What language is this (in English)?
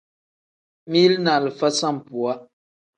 Tem